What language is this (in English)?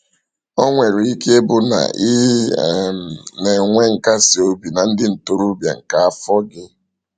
Igbo